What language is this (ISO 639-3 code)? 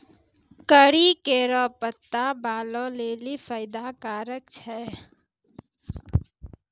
mai